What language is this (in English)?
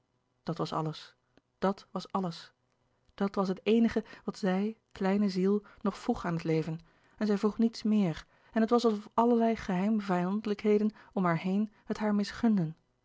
Dutch